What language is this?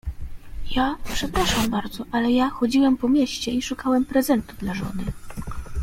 Polish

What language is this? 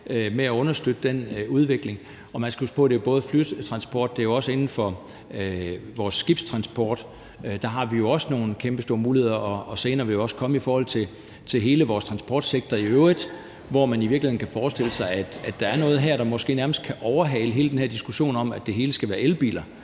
Danish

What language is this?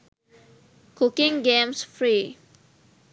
Sinhala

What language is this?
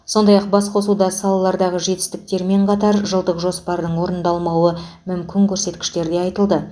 Kazakh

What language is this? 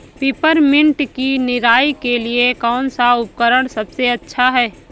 Hindi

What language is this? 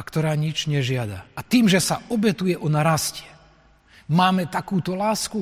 Slovak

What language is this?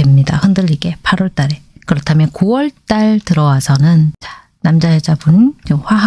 Korean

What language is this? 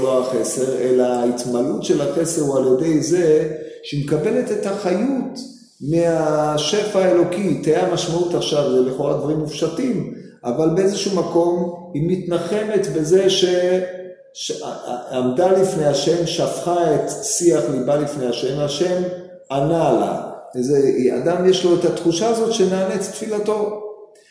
Hebrew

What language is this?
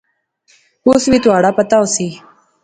Pahari-Potwari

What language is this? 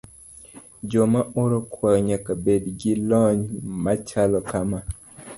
Luo (Kenya and Tanzania)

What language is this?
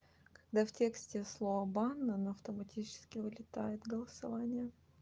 Russian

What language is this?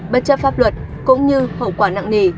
Vietnamese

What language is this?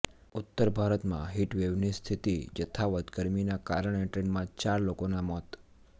Gujarati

